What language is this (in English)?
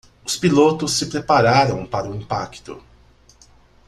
Portuguese